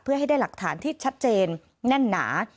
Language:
Thai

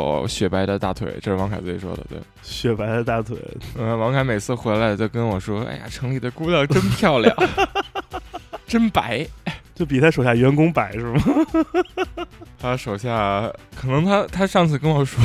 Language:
Chinese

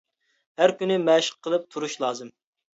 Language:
Uyghur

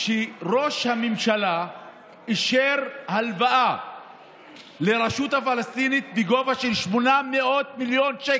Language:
Hebrew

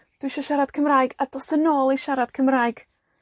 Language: Welsh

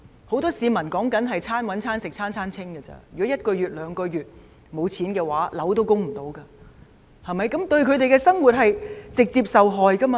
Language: Cantonese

